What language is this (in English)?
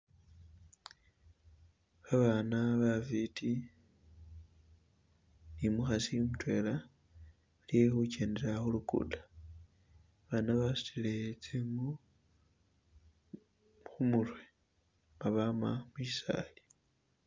Masaaba